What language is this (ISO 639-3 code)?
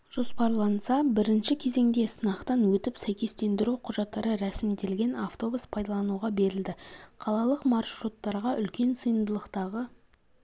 kaz